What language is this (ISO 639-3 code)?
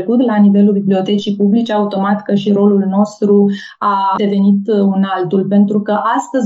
ron